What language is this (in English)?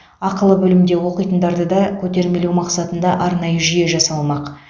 Kazakh